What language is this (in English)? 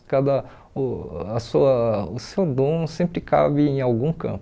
Portuguese